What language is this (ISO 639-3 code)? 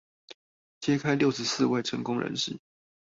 zho